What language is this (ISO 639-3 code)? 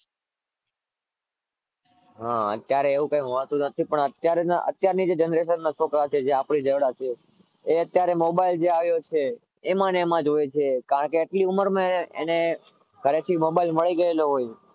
guj